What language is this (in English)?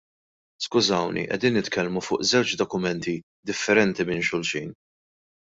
Maltese